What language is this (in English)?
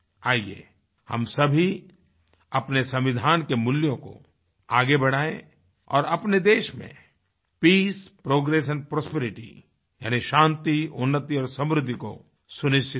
Hindi